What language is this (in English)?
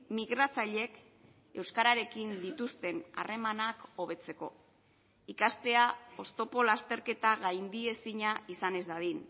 Basque